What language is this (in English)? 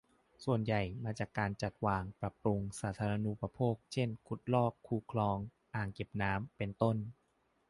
Thai